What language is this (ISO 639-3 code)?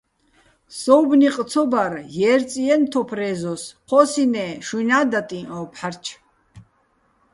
bbl